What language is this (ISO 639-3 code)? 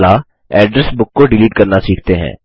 hin